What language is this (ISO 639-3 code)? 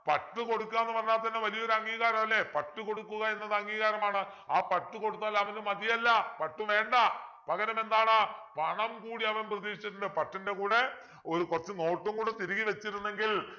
mal